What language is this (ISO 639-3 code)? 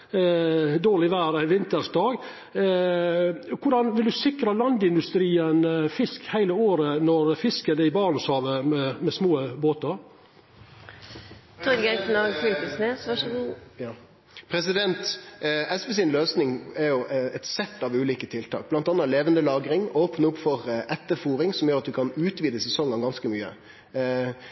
nno